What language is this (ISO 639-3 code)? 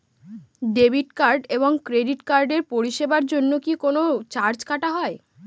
ben